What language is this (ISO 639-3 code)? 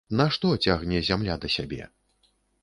bel